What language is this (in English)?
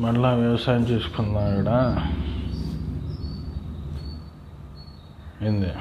Telugu